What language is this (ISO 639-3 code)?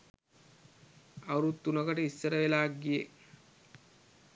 sin